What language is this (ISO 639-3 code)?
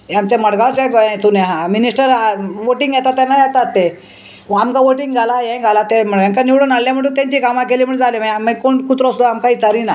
kok